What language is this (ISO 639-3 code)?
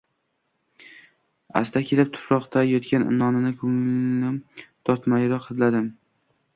uzb